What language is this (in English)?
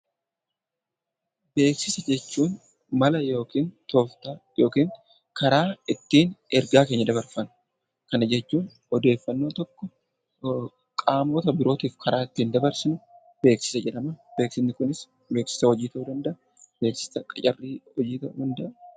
Oromo